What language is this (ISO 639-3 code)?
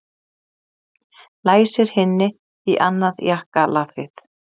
isl